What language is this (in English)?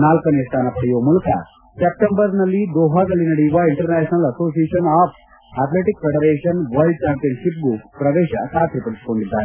Kannada